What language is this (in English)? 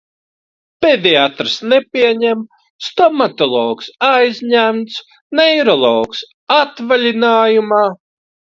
Latvian